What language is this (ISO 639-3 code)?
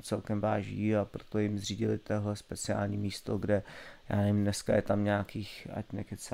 ces